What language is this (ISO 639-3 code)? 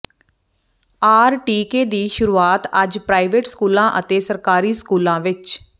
pan